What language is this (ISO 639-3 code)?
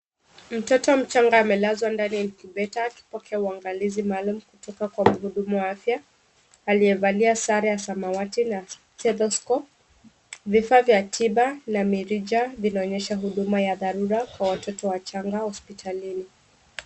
swa